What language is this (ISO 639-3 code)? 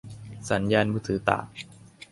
tha